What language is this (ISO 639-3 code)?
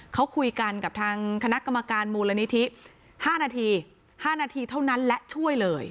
tha